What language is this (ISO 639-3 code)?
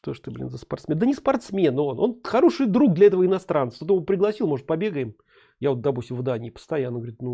rus